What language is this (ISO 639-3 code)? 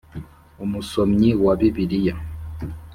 kin